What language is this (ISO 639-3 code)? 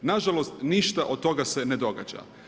hrv